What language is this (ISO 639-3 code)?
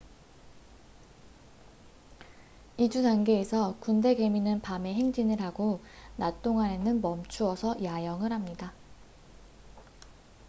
kor